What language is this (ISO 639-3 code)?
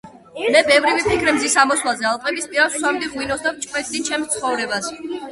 kat